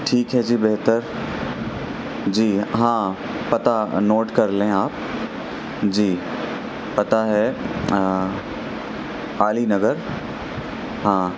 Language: Urdu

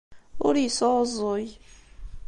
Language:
Kabyle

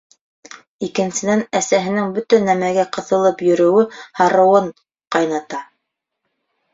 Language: Bashkir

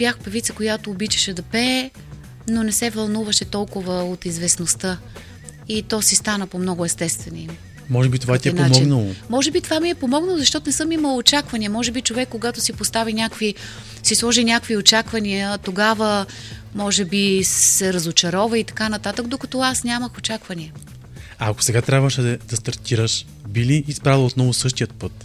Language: Bulgarian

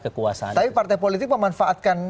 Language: Indonesian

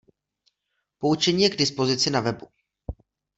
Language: Czech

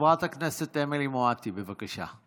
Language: Hebrew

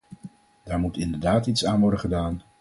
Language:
Dutch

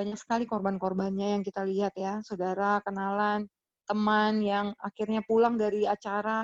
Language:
Indonesian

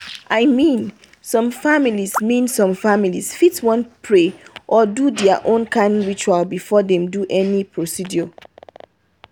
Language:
Nigerian Pidgin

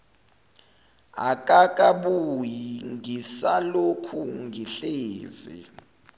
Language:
Zulu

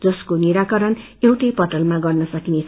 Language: Nepali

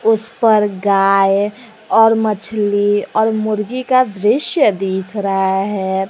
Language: Hindi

